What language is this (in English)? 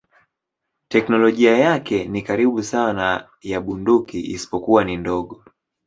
Swahili